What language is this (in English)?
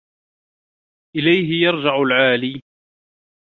Arabic